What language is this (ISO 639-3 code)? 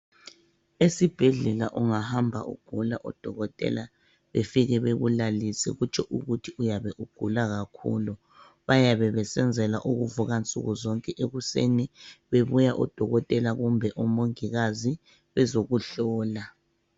nde